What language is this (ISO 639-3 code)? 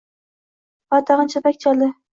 uzb